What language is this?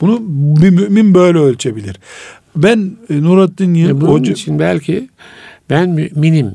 Turkish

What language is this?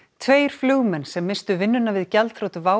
Icelandic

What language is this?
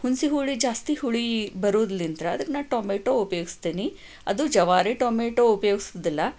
Kannada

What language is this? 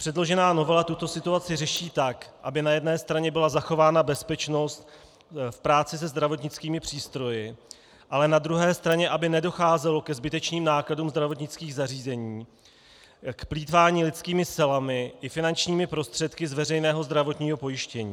Czech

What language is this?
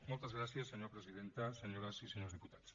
Catalan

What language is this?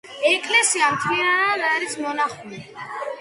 Georgian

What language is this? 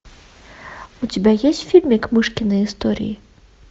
Russian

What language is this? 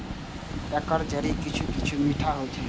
Maithili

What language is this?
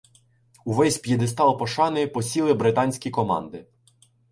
Ukrainian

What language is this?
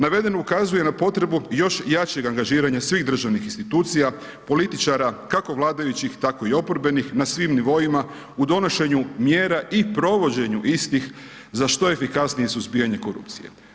Croatian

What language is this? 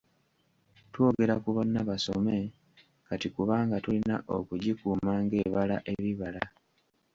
Ganda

